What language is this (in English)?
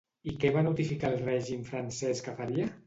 Catalan